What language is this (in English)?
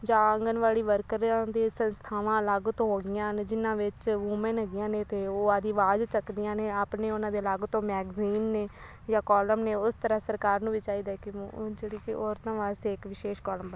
Punjabi